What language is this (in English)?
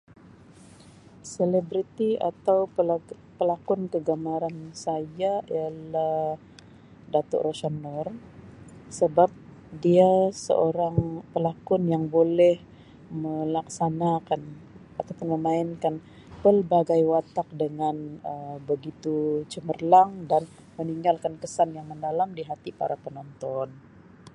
Sabah Malay